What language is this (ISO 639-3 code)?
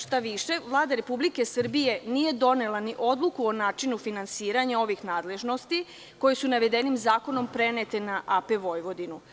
srp